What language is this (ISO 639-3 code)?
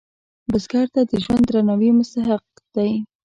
pus